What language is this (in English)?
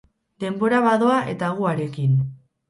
Basque